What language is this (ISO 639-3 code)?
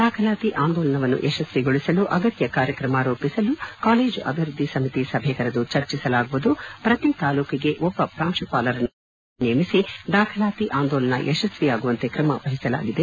kan